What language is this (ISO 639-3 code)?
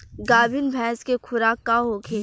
bho